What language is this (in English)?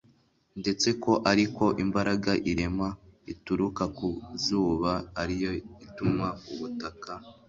Kinyarwanda